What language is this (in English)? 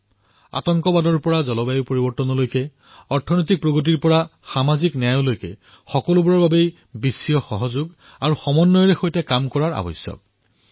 Assamese